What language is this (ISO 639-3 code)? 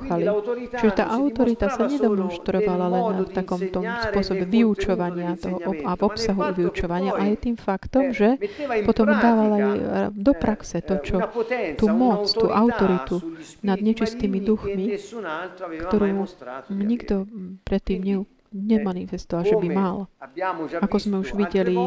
slk